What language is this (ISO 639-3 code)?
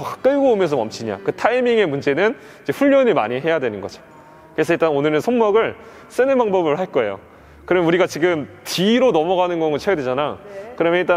kor